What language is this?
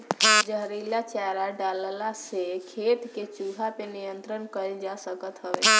Bhojpuri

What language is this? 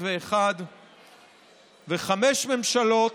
Hebrew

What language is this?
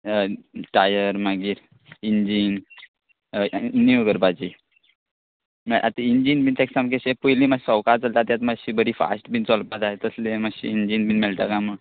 Konkani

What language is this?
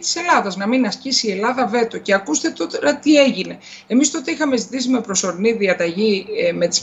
Greek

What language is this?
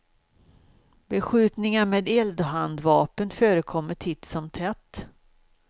Swedish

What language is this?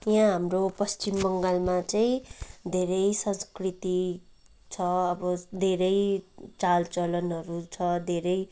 Nepali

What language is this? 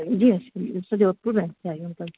Sindhi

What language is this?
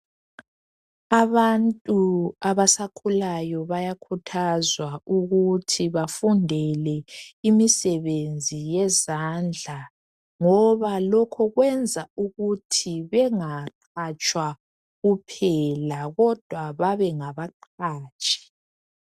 North Ndebele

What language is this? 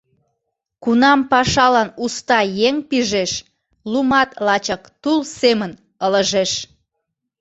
Mari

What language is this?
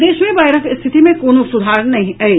Maithili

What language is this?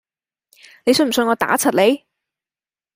Cantonese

